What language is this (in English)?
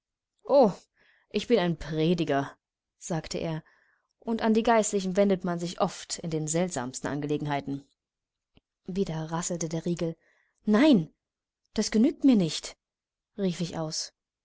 German